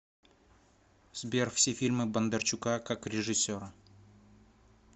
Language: Russian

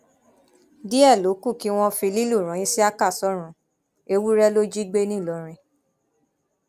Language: Yoruba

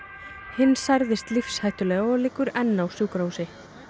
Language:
Icelandic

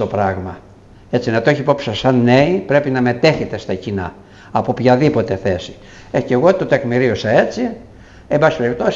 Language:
Greek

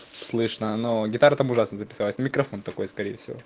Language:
Russian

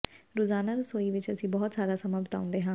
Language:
Punjabi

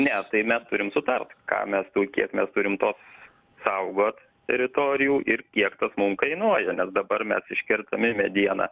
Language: Lithuanian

